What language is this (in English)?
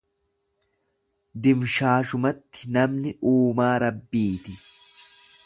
Oromo